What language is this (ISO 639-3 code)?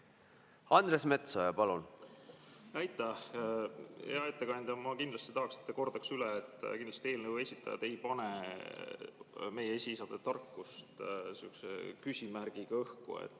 est